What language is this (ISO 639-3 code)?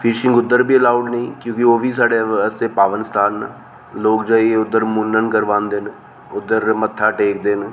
doi